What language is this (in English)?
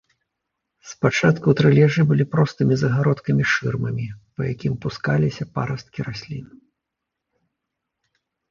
Belarusian